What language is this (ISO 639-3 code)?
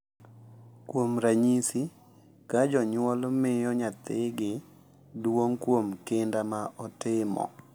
luo